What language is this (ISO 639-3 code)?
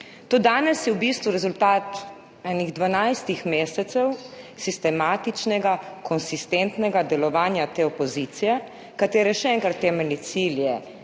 slv